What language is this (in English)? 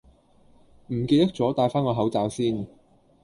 Cantonese